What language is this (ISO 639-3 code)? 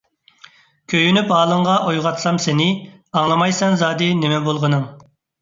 uig